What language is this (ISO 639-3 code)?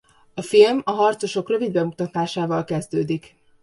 hun